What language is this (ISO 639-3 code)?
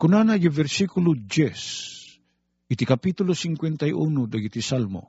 fil